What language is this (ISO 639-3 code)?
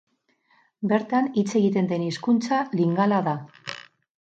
eus